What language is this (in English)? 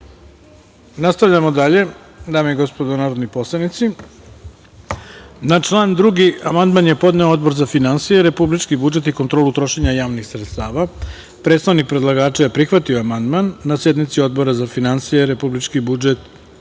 Serbian